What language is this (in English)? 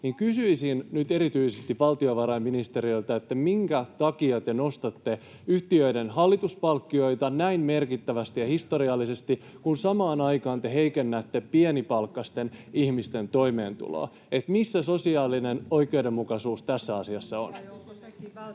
Finnish